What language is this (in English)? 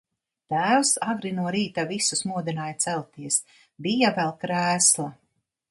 Latvian